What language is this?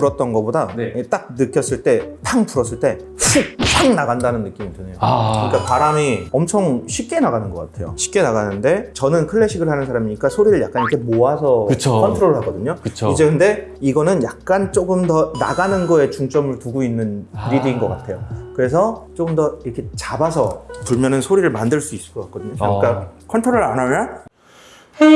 Korean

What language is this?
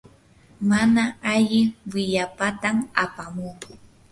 Yanahuanca Pasco Quechua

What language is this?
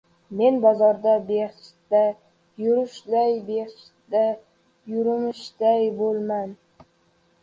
Uzbek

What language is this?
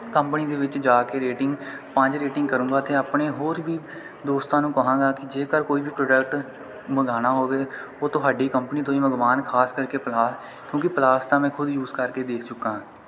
Punjabi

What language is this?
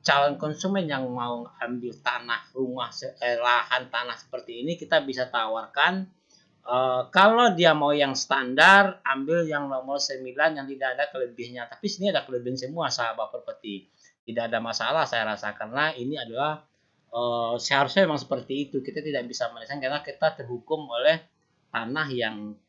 Indonesian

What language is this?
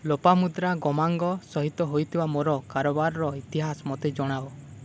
Odia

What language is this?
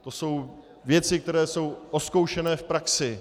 Czech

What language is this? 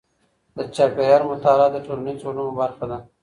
Pashto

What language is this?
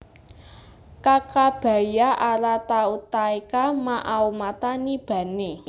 Javanese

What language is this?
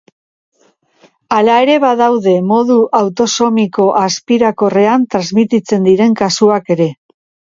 Basque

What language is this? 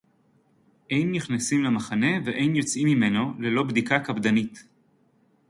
Hebrew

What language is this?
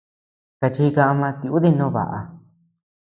Tepeuxila Cuicatec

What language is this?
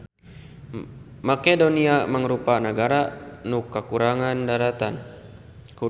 Sundanese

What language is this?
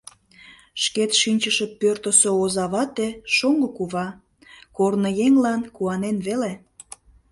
Mari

